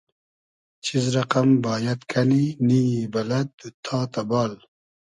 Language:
Hazaragi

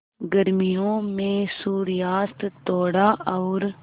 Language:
Hindi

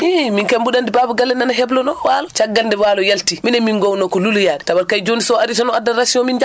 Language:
Fula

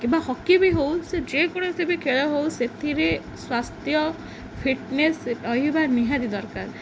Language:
Odia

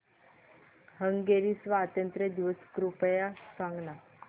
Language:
Marathi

